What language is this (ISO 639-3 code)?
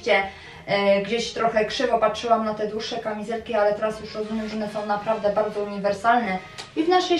pol